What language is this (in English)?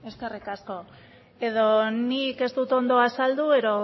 Basque